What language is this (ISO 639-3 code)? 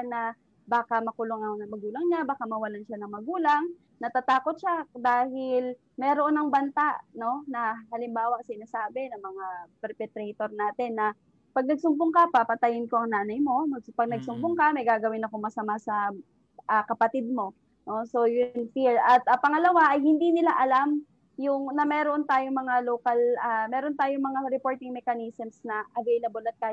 fil